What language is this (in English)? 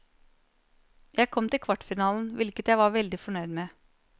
Norwegian